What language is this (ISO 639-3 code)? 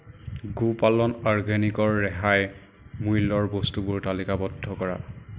asm